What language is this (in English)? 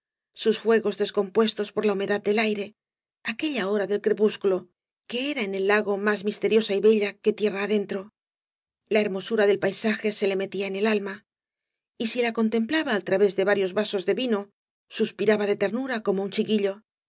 Spanish